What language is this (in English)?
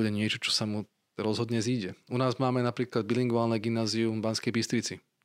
Slovak